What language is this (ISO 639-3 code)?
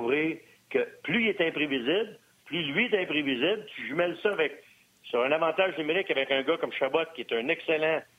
fra